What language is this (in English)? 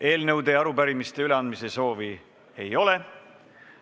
Estonian